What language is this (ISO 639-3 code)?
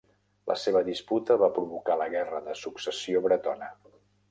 cat